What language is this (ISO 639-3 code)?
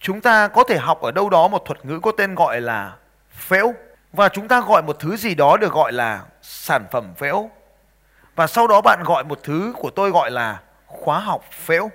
vie